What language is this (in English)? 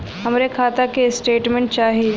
Bhojpuri